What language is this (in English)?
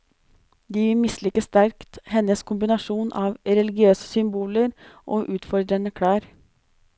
Norwegian